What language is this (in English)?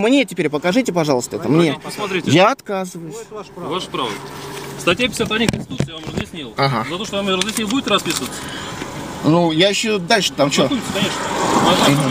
Russian